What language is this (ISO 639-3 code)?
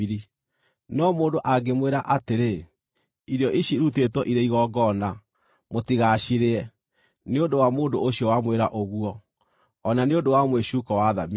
kik